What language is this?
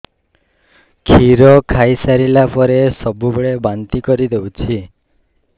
Odia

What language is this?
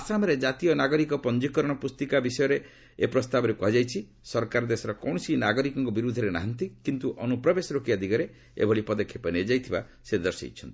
Odia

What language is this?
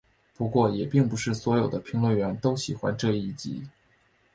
Chinese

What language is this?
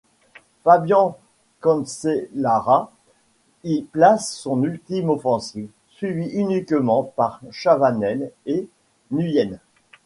French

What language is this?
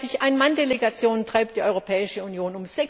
German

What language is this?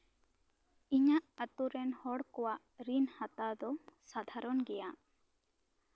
Santali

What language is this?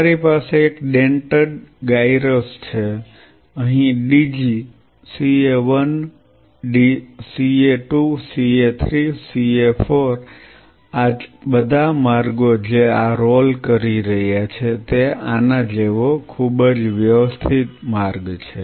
Gujarati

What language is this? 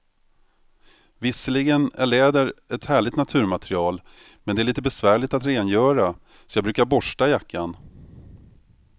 Swedish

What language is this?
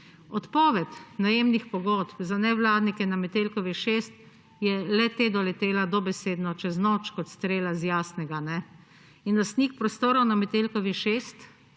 Slovenian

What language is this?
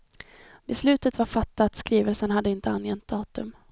Swedish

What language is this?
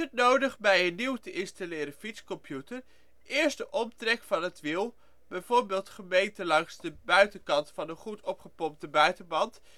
Dutch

